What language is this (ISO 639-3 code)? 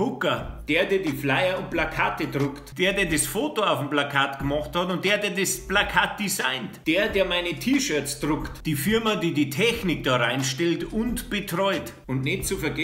deu